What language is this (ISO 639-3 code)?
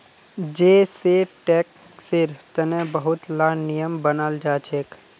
mag